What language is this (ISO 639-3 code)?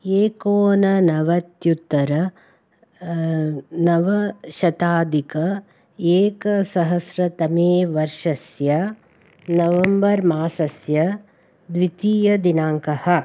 san